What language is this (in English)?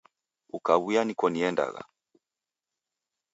Taita